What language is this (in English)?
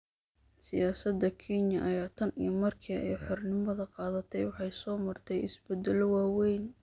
Somali